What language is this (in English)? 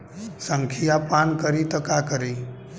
Bhojpuri